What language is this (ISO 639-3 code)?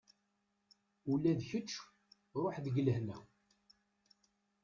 kab